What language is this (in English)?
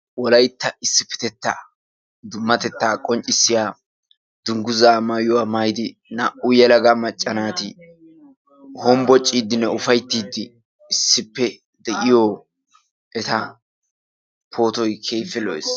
Wolaytta